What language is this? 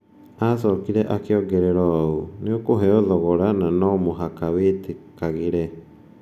Kikuyu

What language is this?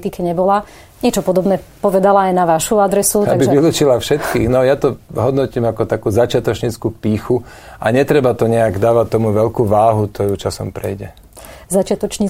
Slovak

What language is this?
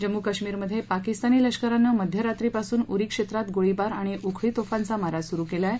Marathi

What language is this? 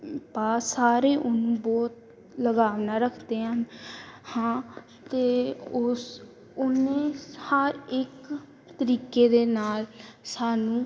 Punjabi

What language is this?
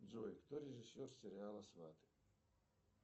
Russian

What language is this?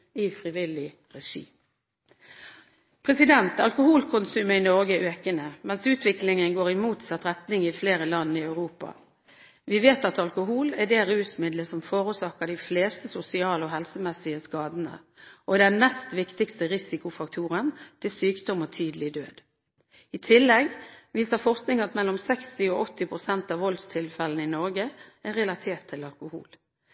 Norwegian Bokmål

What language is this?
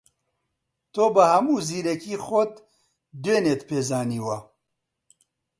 Central Kurdish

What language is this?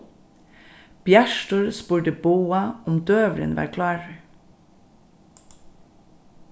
Faroese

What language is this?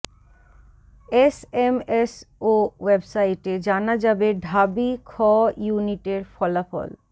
Bangla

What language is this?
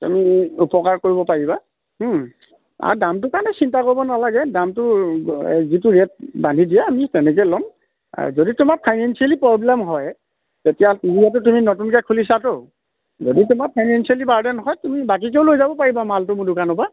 Assamese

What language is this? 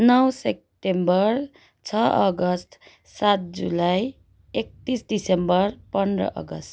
Nepali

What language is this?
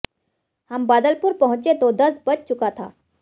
Hindi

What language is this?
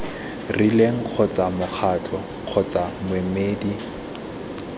Tswana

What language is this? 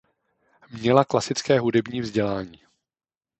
Czech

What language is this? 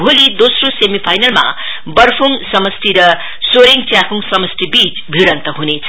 Nepali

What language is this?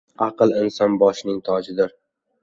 Uzbek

